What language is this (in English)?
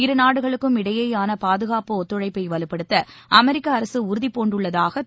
Tamil